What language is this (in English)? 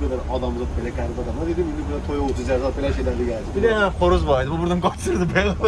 Turkish